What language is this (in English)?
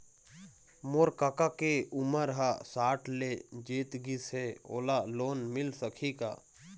Chhattisgarhi